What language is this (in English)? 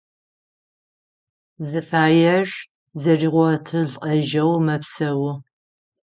Adyghe